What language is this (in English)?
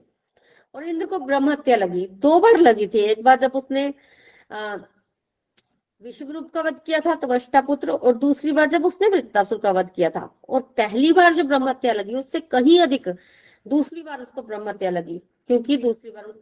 Hindi